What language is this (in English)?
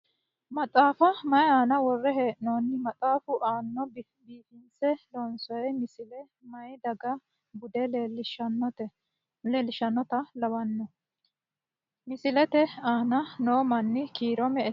Sidamo